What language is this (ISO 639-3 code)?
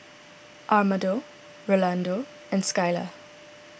eng